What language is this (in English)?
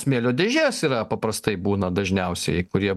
Lithuanian